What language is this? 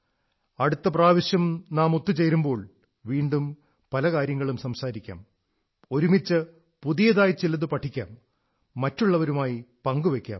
Malayalam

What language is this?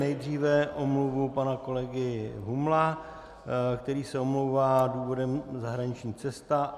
Czech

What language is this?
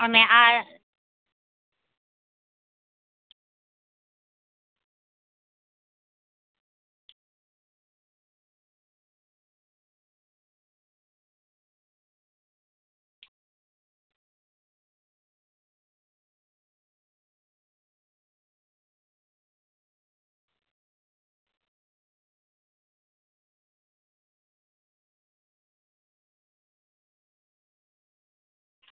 Gujarati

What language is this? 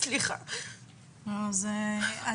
Hebrew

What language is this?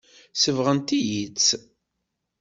Kabyle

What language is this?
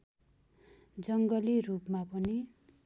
Nepali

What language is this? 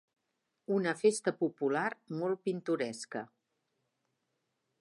Catalan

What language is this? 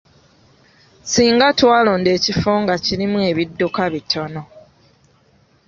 Ganda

